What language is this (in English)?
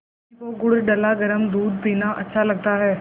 Hindi